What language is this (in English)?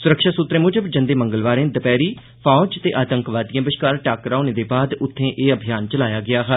Dogri